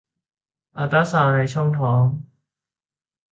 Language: Thai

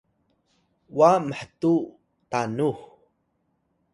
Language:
Atayal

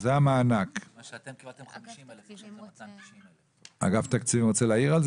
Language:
Hebrew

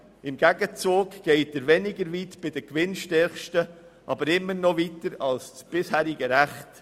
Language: Swiss German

